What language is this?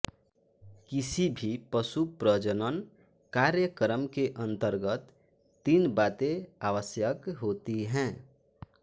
Hindi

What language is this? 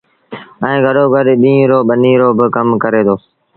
Sindhi Bhil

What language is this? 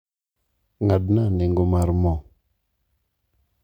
Luo (Kenya and Tanzania)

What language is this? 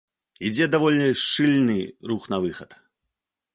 Belarusian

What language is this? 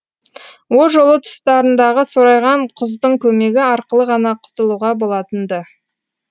Kazakh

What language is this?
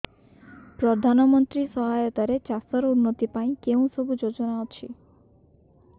Odia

